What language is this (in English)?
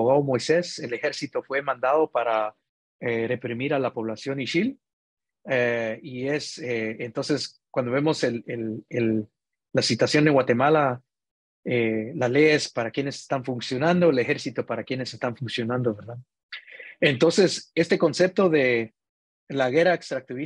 Spanish